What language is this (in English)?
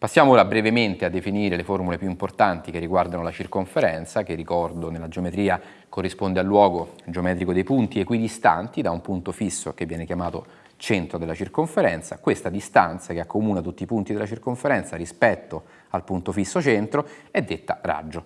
Italian